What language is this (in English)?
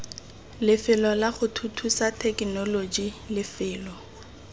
Tswana